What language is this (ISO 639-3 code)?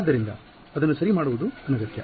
kan